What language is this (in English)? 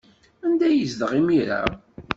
Kabyle